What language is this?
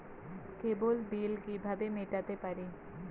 Bangla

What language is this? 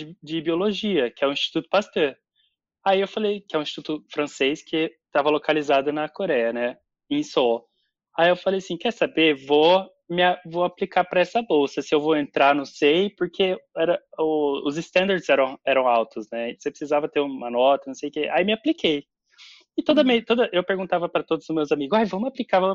Portuguese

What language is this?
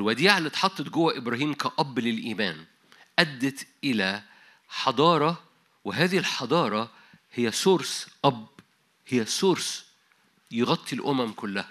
Arabic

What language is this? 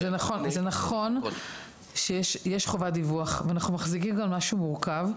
Hebrew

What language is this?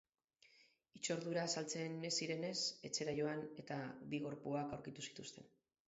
Basque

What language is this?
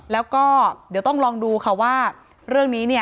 Thai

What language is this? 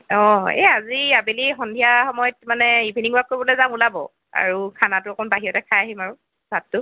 Assamese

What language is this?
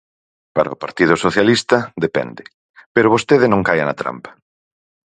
Galician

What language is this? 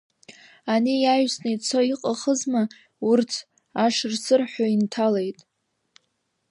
Abkhazian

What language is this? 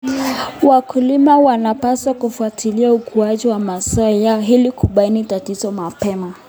Kalenjin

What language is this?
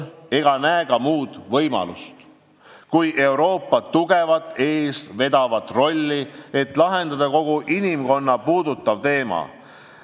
Estonian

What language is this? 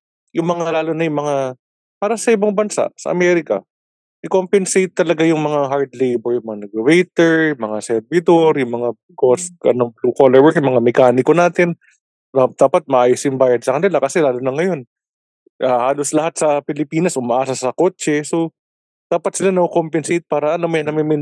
Filipino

